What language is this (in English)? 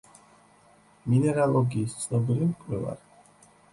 Georgian